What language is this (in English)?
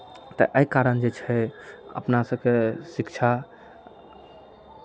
Maithili